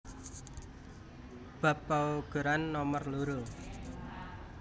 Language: Javanese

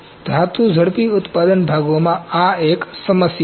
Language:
Gujarati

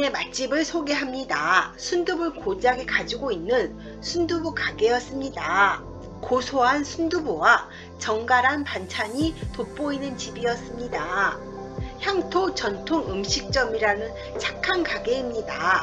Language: Korean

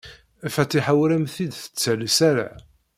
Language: Kabyle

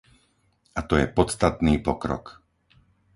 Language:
Slovak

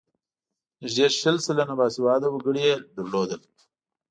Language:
Pashto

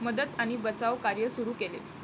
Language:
Marathi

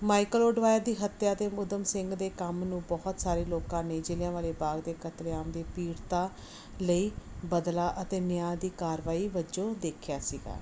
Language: Punjabi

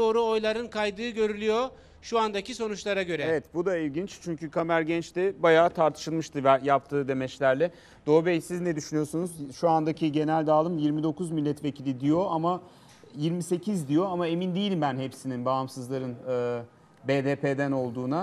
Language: Turkish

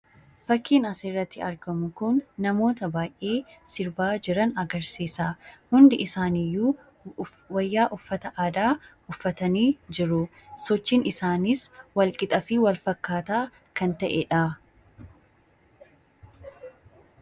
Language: Oromo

